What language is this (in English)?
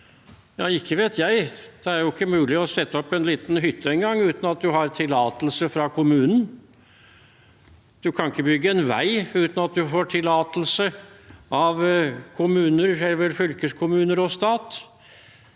Norwegian